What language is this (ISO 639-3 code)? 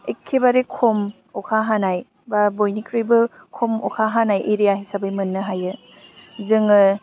brx